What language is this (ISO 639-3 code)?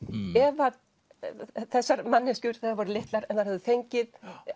isl